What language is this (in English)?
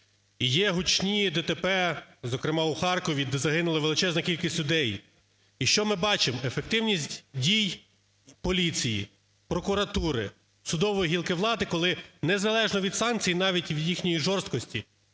Ukrainian